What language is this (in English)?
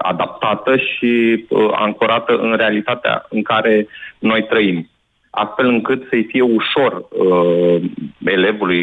Romanian